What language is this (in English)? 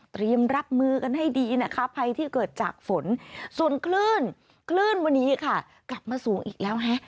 Thai